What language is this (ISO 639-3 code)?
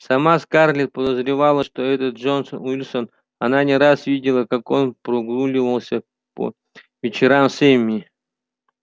rus